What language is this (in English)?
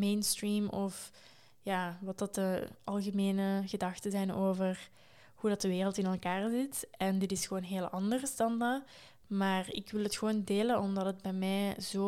Dutch